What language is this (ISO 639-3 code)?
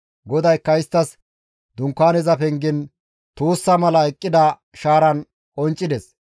gmv